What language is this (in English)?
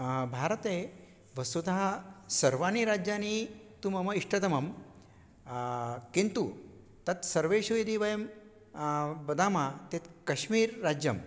Sanskrit